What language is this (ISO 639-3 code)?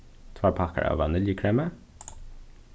fao